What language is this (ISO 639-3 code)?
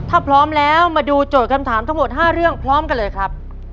tha